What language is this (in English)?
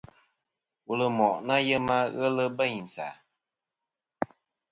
Kom